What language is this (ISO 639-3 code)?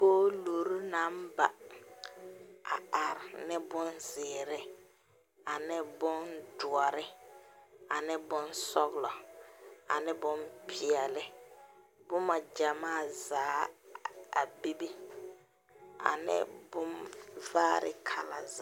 dga